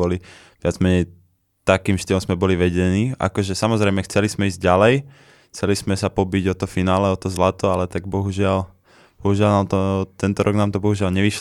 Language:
Slovak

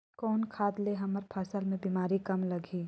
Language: Chhattisgarhi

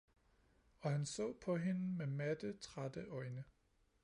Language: Danish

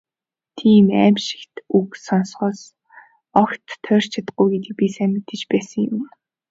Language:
Mongolian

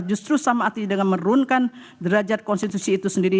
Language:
Indonesian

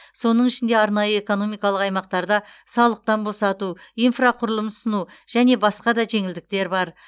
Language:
Kazakh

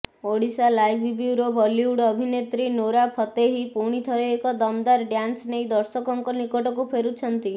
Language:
Odia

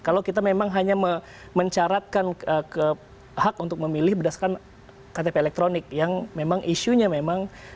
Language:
Indonesian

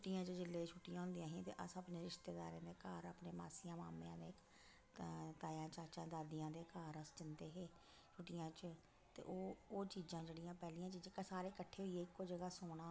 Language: Dogri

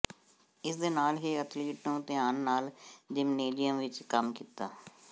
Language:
Punjabi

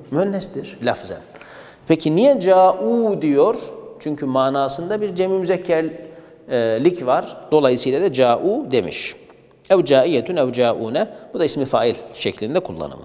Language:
Turkish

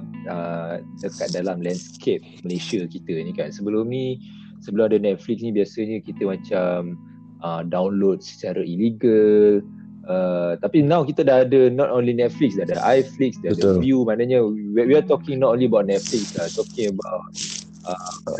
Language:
Malay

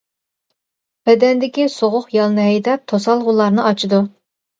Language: Uyghur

